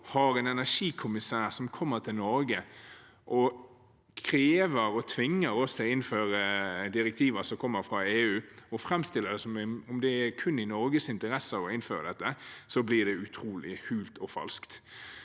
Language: Norwegian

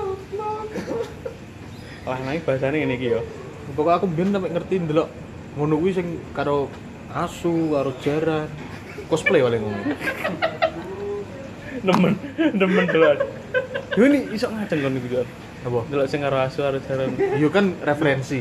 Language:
Indonesian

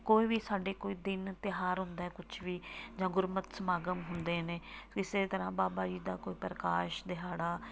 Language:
Punjabi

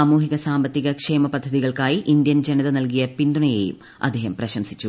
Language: Malayalam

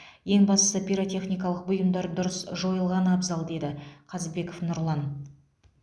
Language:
Kazakh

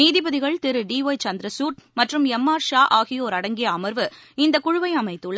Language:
Tamil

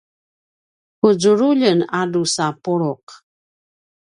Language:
Paiwan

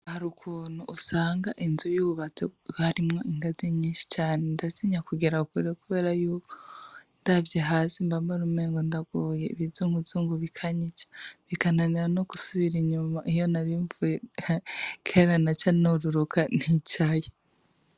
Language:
Rundi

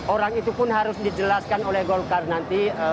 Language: Indonesian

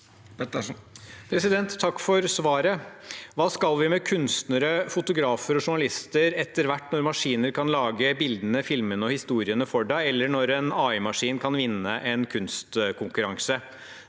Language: Norwegian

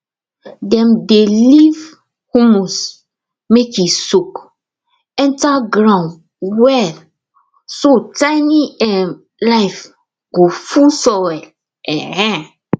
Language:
Nigerian Pidgin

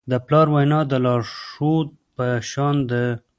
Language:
Pashto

